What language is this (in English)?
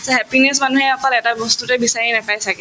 Assamese